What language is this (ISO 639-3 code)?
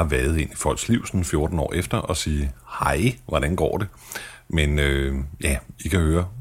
dan